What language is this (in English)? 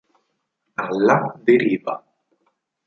Italian